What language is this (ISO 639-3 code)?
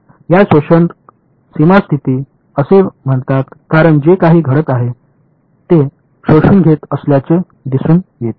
mar